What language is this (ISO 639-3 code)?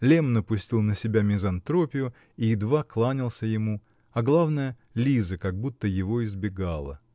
rus